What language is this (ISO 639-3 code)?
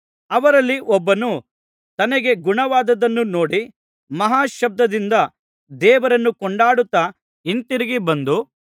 kan